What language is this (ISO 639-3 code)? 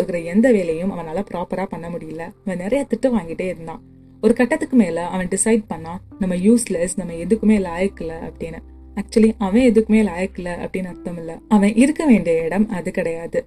tam